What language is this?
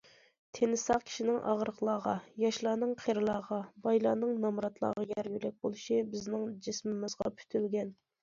Uyghur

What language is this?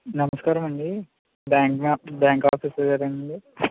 Telugu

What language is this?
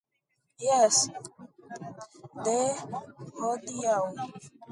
Esperanto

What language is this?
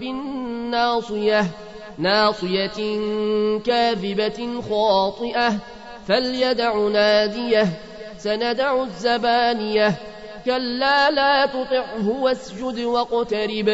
Arabic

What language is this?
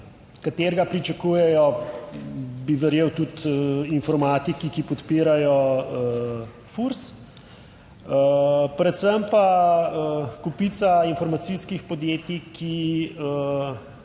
Slovenian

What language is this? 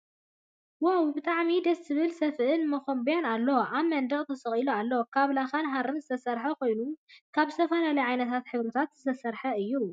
Tigrinya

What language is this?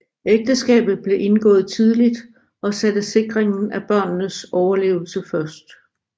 Danish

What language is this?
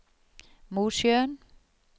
Norwegian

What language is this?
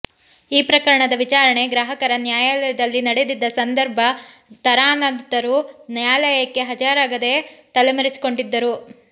Kannada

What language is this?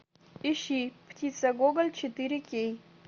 Russian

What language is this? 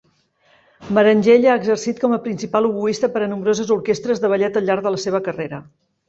Catalan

